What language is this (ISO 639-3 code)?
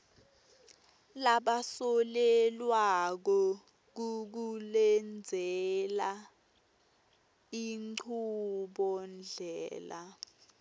ssw